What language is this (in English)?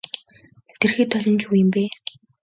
Mongolian